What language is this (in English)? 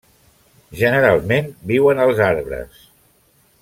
Catalan